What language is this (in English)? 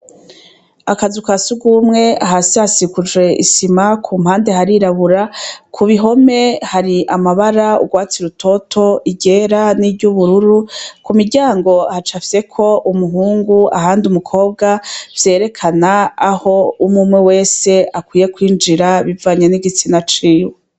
Rundi